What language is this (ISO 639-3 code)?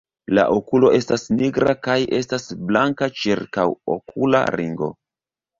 epo